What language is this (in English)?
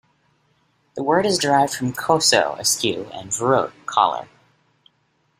English